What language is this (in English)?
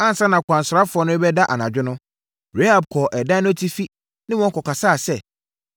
Akan